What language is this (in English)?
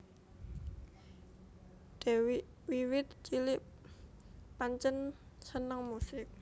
Javanese